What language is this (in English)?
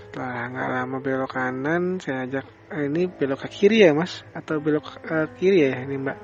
Indonesian